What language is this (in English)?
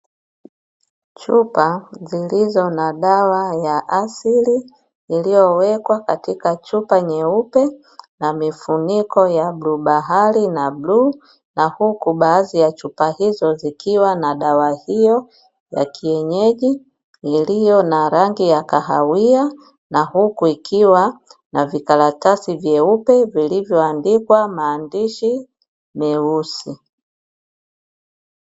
Swahili